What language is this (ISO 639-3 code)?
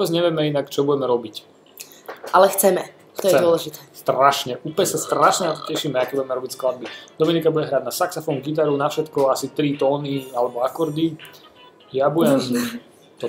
slk